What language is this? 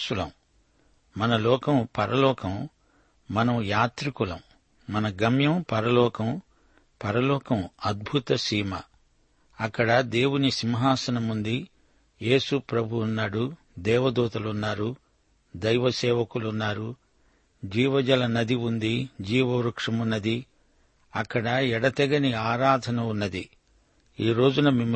Telugu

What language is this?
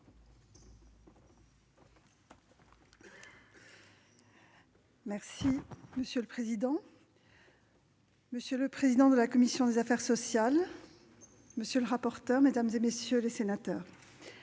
French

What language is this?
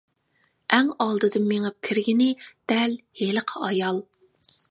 Uyghur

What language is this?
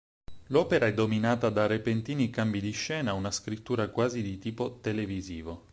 Italian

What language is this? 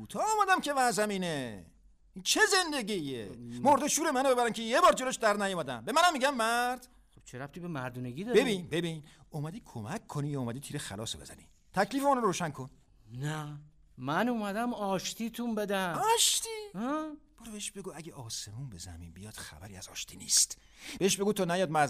Persian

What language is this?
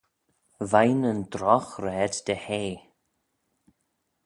Manx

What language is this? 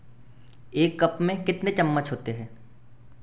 Hindi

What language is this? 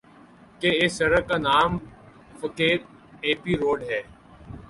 Urdu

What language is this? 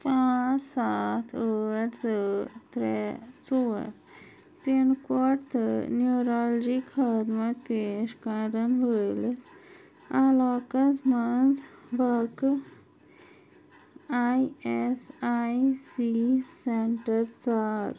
Kashmiri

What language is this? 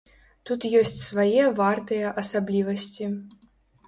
Belarusian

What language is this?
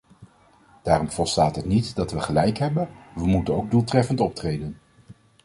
Dutch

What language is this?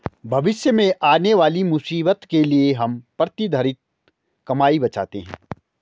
Hindi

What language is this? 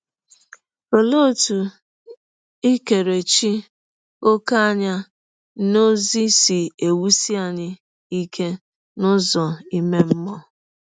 Igbo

